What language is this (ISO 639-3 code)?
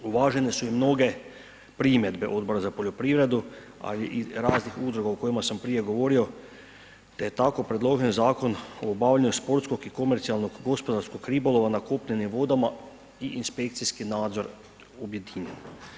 hrv